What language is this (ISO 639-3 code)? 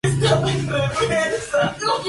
spa